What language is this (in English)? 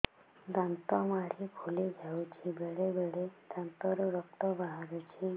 Odia